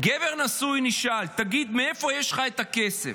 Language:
Hebrew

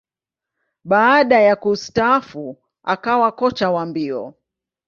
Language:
Swahili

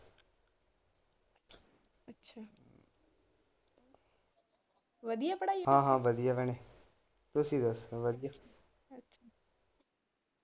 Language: Punjabi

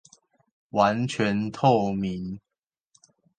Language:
Chinese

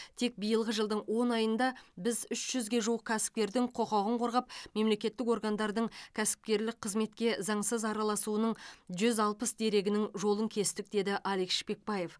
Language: Kazakh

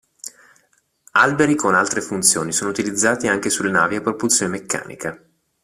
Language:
Italian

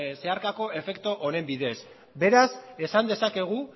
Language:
Basque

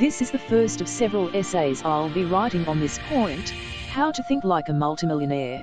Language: English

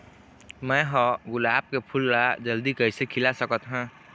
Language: Chhattisgarhi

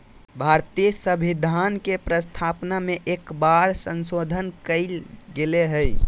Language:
Magahi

